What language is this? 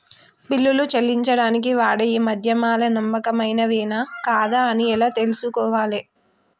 Telugu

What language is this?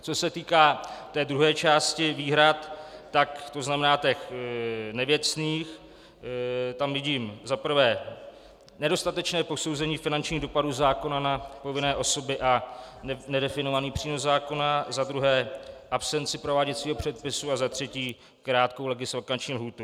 Czech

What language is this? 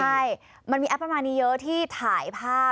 Thai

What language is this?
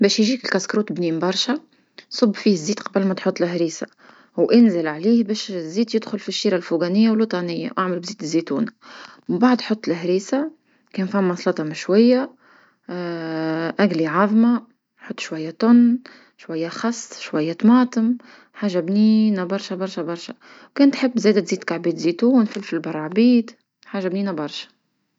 Tunisian Arabic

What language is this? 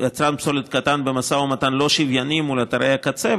Hebrew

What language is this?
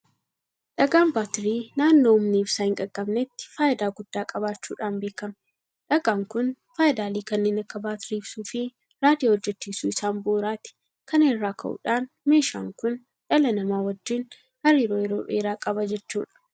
Oromo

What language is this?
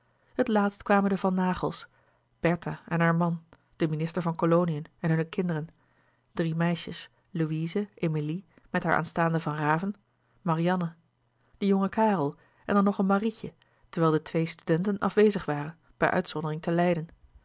Dutch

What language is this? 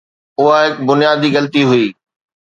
Sindhi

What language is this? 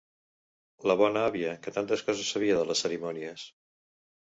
Catalan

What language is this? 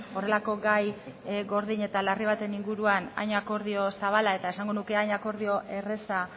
Basque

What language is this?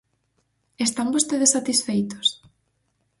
Galician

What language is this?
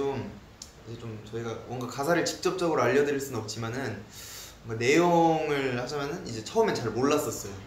Korean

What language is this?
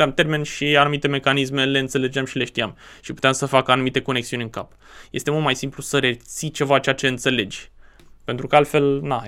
Romanian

